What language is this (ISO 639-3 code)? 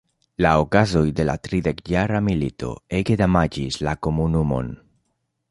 epo